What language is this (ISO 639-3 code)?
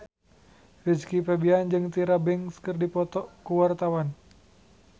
sun